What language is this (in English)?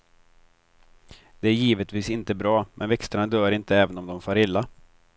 Swedish